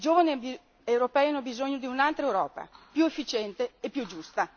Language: Italian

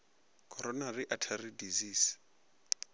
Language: Northern Sotho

